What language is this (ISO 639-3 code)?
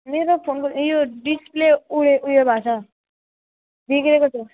nep